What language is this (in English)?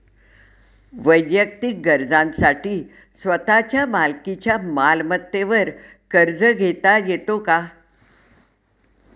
Marathi